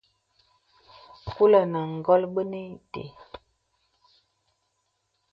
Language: Bebele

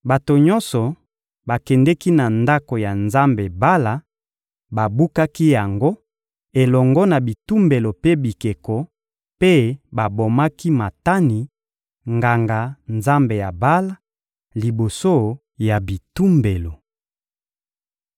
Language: Lingala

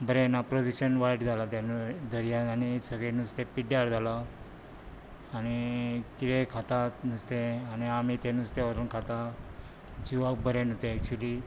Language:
Konkani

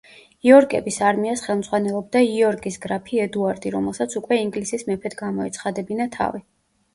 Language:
Georgian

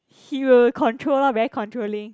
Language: English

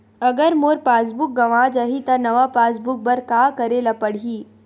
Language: Chhattisgarhi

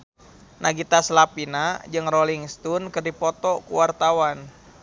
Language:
Sundanese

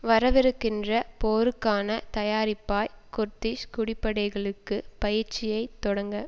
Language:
Tamil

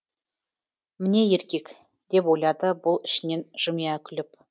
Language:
Kazakh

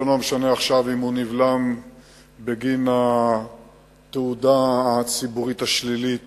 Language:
Hebrew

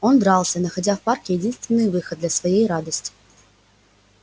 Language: Russian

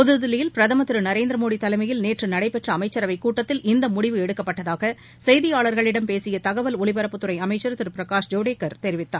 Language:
Tamil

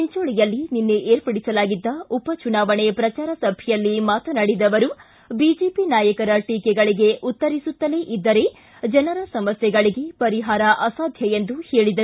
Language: Kannada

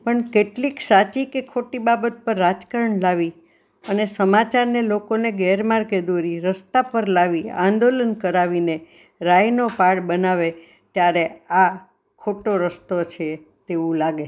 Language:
Gujarati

